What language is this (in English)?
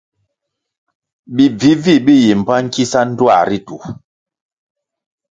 Kwasio